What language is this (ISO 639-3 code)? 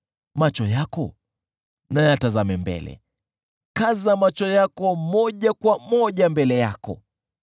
swa